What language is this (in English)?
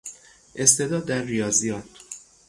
Persian